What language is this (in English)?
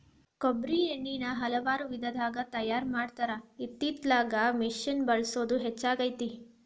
Kannada